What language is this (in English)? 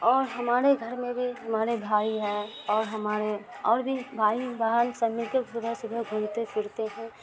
Urdu